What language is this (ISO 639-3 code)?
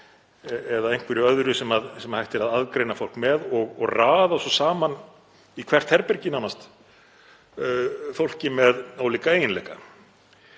isl